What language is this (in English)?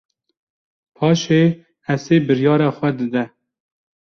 Kurdish